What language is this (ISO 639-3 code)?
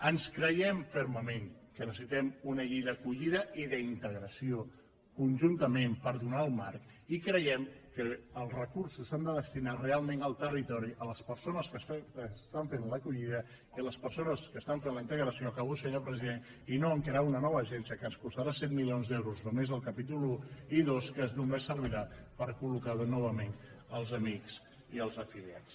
cat